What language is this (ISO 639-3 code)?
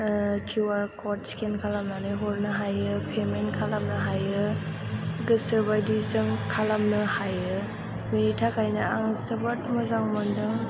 brx